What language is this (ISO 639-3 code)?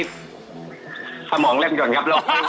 tha